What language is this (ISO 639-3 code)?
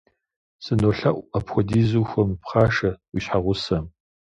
kbd